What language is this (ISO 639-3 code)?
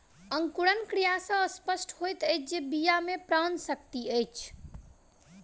mai